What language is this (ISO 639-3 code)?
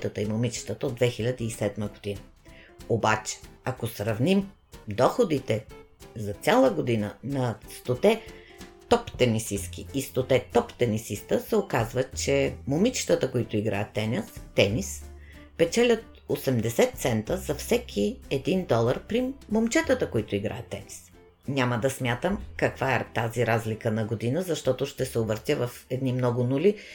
bul